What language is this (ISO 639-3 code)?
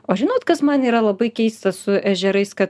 lit